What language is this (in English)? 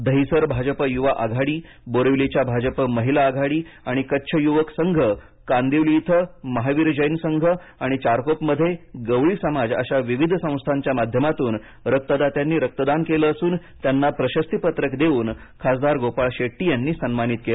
Marathi